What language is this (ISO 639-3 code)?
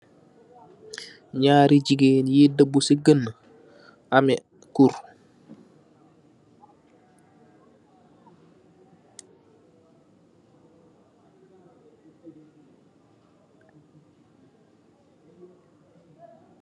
wol